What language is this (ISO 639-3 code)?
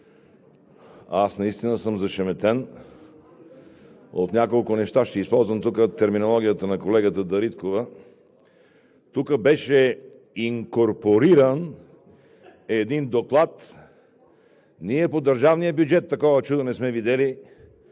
bul